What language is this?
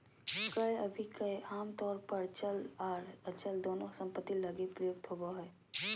Magahi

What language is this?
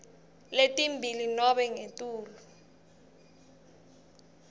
Swati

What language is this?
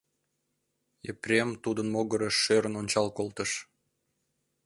Mari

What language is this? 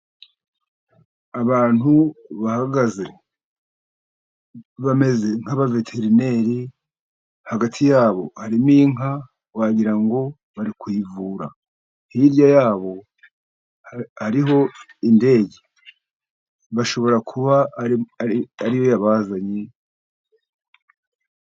Kinyarwanda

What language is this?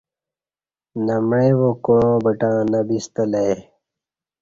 Kati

